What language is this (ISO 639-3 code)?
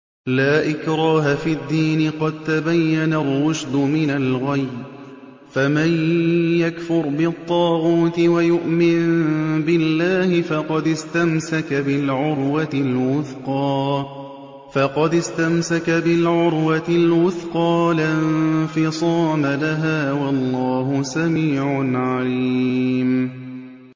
ara